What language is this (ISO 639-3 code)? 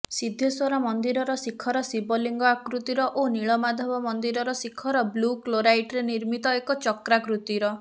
ori